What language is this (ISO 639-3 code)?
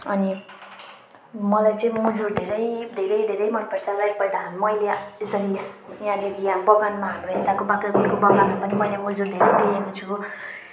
nep